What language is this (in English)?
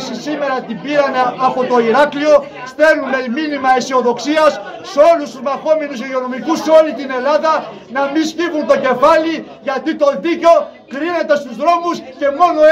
Greek